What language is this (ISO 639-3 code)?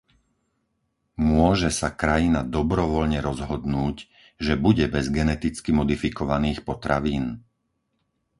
slk